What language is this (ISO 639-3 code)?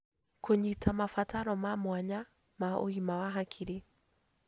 kik